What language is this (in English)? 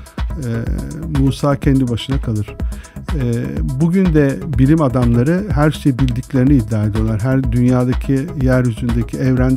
Turkish